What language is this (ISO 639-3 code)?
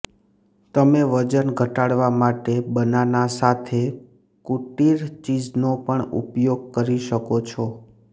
guj